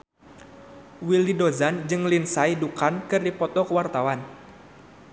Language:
Sundanese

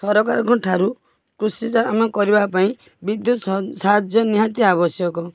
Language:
Odia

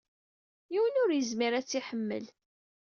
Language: Kabyle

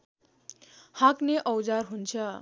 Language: Nepali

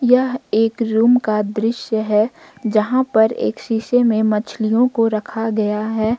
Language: Hindi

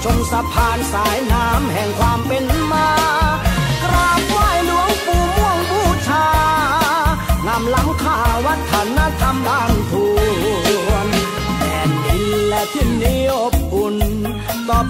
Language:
Thai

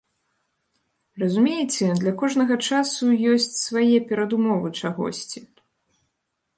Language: Belarusian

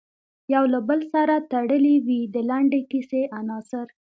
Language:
Pashto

